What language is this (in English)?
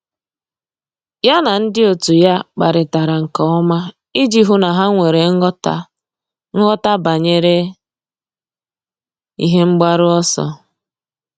Igbo